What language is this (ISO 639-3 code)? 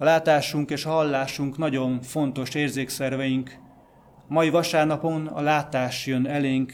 hun